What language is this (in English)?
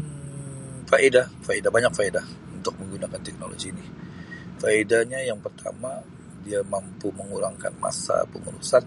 Sabah Malay